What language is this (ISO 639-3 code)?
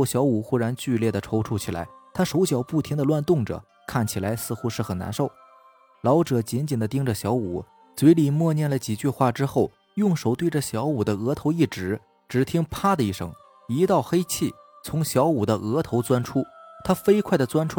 zho